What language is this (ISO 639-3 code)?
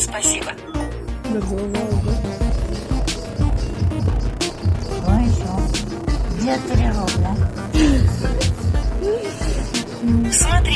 rus